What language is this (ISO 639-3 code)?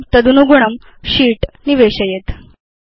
san